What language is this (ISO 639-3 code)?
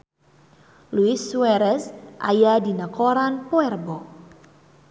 sun